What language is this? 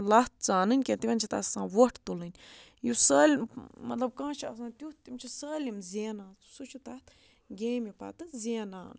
Kashmiri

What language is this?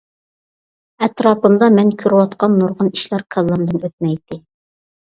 Uyghur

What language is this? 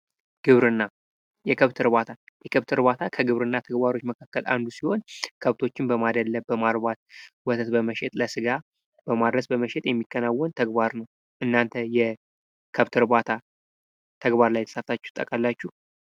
Amharic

